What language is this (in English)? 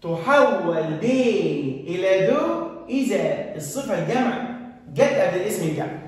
Arabic